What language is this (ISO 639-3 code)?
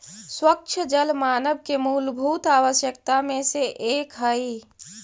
mag